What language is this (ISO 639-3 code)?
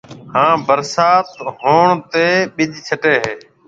mve